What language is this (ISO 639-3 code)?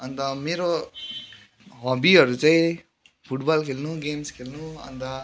nep